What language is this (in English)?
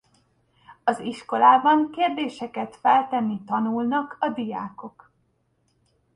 Hungarian